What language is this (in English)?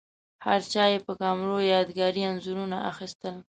Pashto